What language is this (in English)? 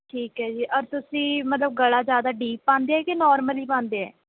Punjabi